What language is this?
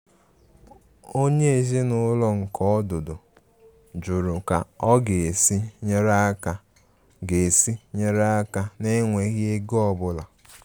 Igbo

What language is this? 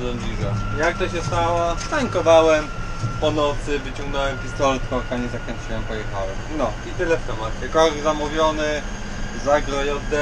Polish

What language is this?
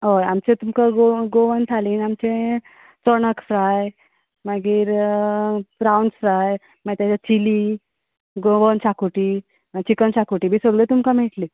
Konkani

